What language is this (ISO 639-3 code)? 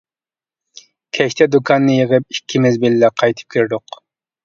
uig